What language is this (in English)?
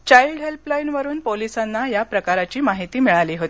Marathi